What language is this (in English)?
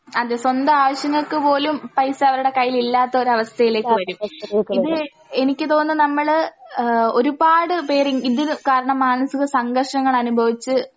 Malayalam